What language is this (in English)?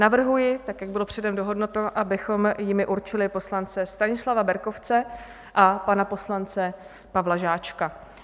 Czech